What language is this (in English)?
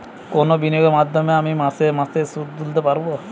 Bangla